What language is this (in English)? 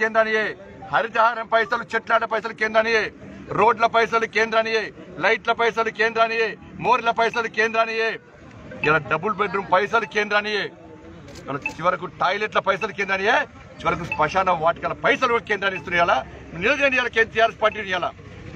Telugu